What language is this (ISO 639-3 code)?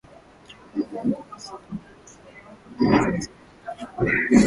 swa